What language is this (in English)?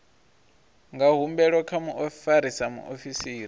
Venda